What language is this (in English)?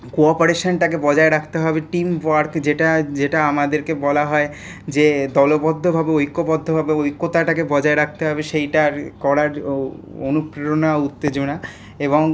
Bangla